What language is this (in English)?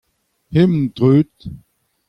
Breton